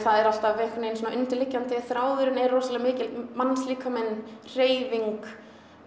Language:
Icelandic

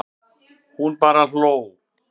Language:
Icelandic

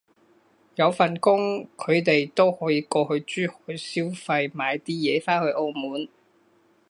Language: Cantonese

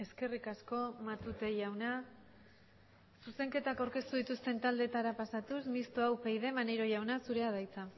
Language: Basque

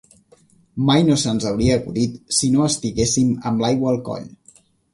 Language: Catalan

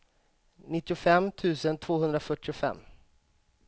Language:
Swedish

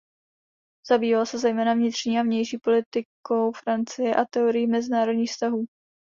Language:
Czech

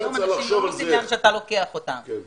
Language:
Hebrew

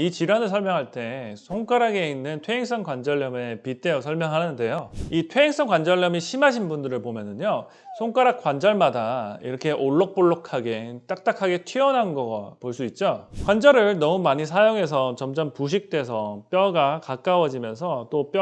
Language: Korean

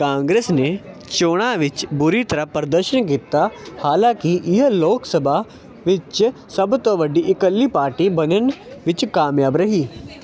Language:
Punjabi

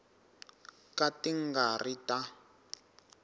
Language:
Tsonga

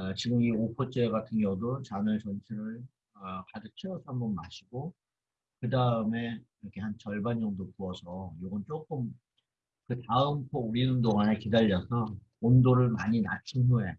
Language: Korean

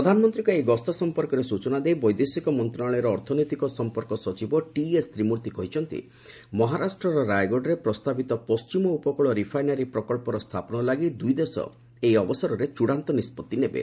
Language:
Odia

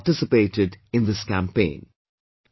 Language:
English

